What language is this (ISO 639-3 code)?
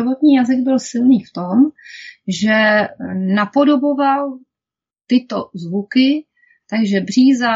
ces